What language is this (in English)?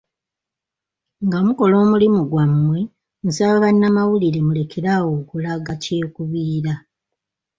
Ganda